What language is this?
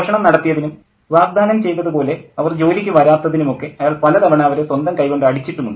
Malayalam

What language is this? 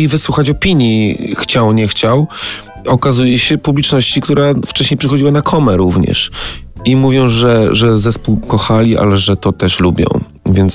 Polish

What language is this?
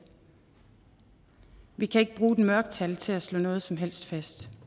Danish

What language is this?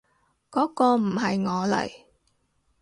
Cantonese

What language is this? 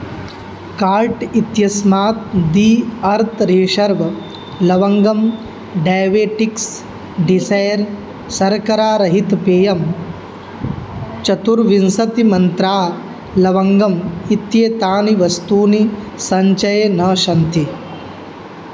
Sanskrit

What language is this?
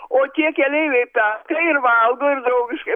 Lithuanian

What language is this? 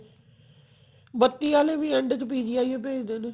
Punjabi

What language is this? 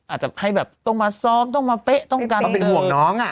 Thai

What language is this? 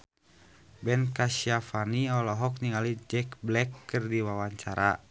Sundanese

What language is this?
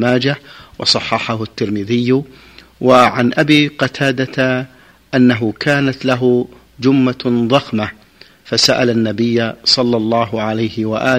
Arabic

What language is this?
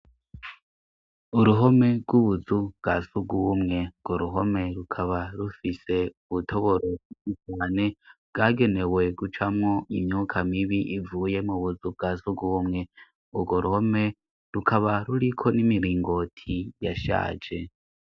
Rundi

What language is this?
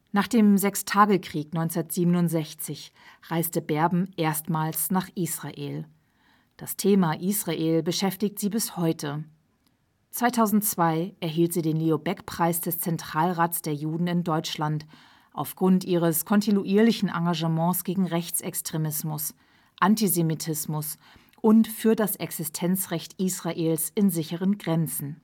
German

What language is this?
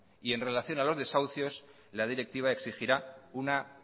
Spanish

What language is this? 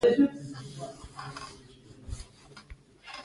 Pashto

